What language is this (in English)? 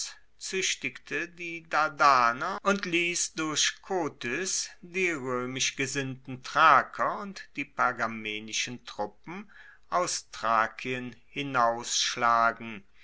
German